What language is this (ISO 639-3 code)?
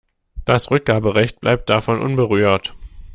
deu